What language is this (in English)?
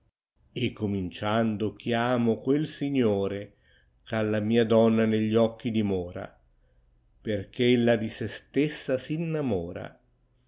Italian